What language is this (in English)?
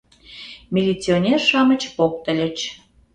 Mari